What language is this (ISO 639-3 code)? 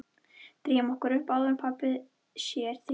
isl